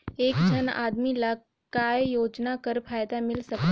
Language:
Chhattisgarhi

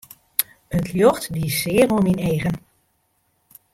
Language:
Western Frisian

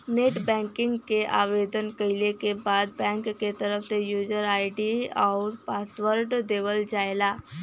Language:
Bhojpuri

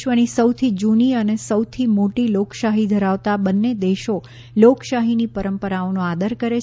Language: Gujarati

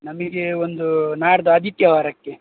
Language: Kannada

